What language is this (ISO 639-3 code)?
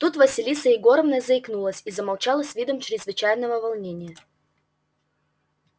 rus